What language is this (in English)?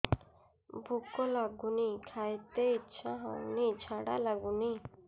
Odia